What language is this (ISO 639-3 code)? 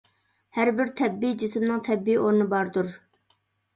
uig